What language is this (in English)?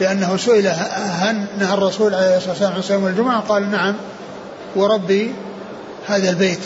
Arabic